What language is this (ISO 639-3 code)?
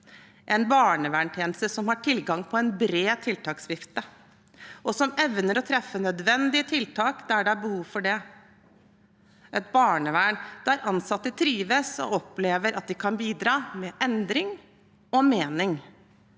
nor